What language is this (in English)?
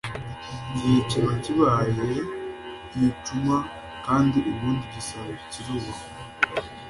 Kinyarwanda